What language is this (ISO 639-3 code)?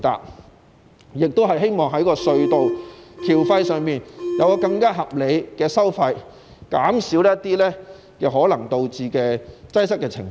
yue